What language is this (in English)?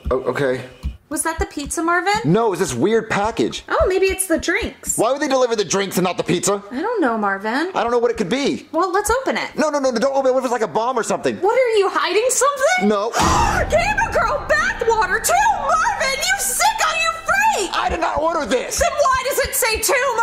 English